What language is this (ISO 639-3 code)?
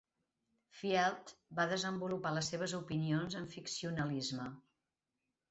cat